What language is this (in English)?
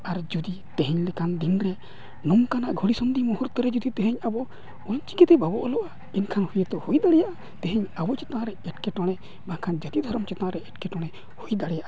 Santali